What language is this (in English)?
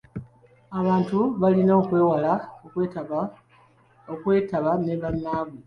Ganda